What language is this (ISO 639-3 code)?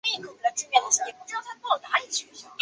zho